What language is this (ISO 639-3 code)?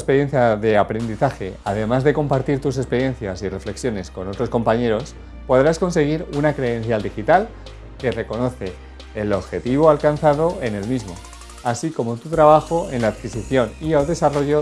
spa